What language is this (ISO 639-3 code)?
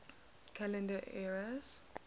eng